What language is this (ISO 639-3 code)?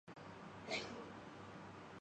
urd